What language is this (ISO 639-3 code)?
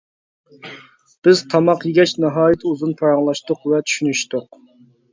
uig